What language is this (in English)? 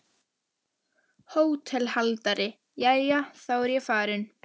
Icelandic